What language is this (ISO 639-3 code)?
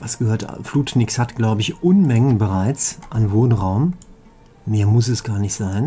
deu